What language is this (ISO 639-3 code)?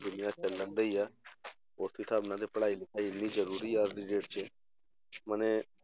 pan